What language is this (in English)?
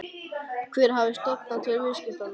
Icelandic